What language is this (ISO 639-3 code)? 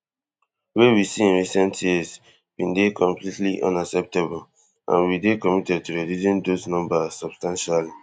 pcm